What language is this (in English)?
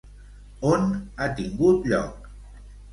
Catalan